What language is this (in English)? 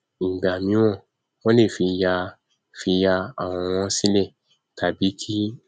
Yoruba